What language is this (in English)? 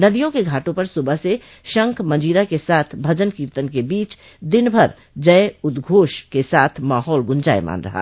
Hindi